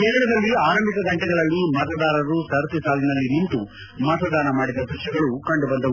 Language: Kannada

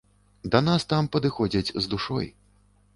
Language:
Belarusian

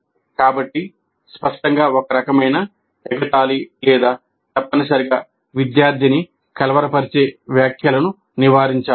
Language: Telugu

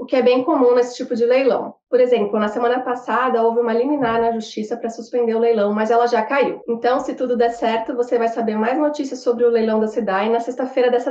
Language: Portuguese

